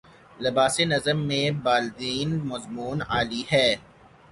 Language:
Urdu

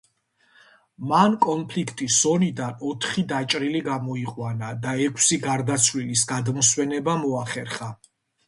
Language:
Georgian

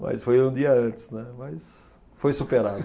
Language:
Portuguese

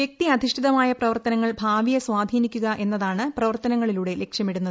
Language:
Malayalam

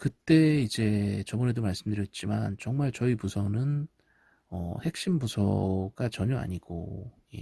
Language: Korean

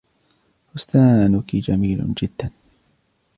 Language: Arabic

